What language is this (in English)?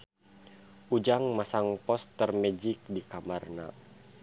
Sundanese